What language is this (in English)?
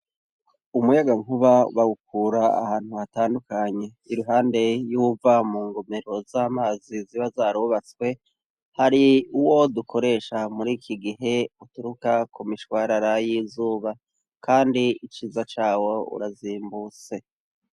Rundi